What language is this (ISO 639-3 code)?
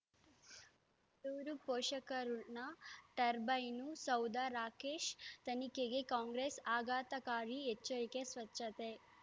kan